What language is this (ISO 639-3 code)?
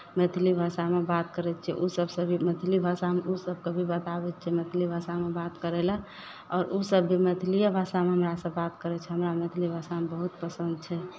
mai